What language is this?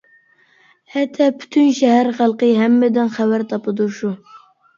Uyghur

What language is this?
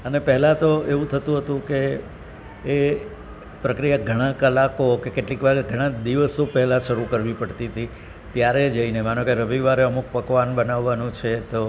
Gujarati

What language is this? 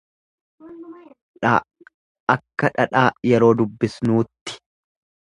Oromo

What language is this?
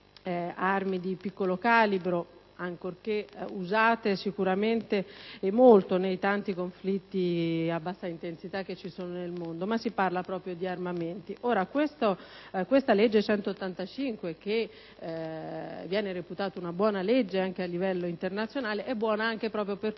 Italian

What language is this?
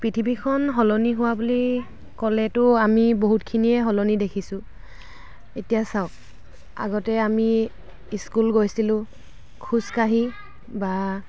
Assamese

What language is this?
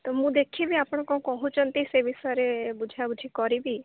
Odia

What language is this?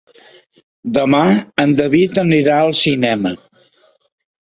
Catalan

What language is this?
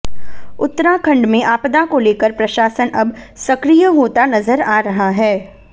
Hindi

